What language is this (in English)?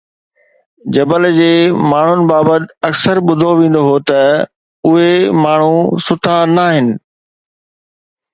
Sindhi